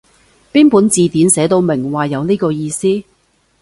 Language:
Cantonese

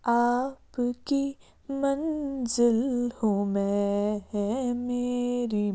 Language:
Kashmiri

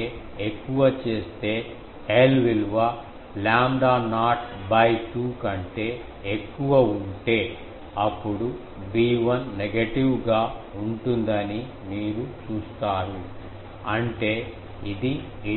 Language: Telugu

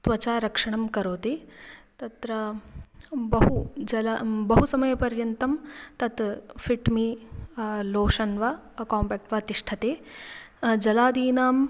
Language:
Sanskrit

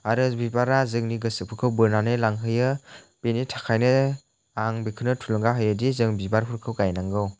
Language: Bodo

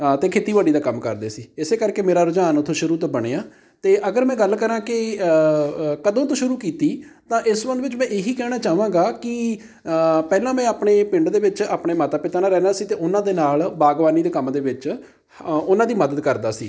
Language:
Punjabi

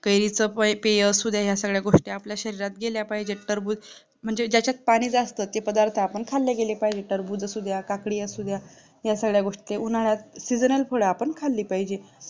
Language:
Marathi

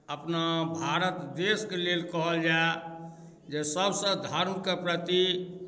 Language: Maithili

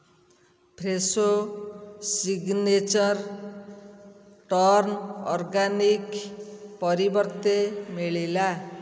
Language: Odia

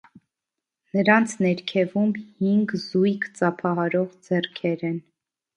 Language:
Armenian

